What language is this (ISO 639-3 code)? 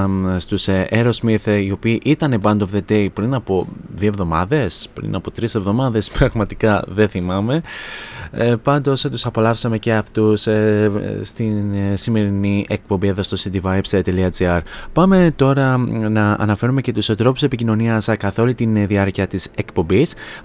ell